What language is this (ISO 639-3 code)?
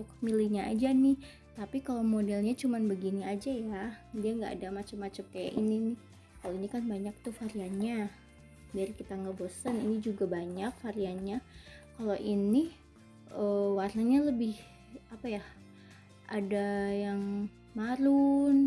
ind